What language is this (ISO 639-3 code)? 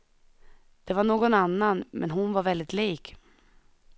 swe